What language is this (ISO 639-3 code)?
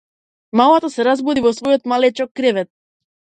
mkd